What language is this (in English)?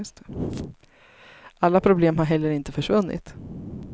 Swedish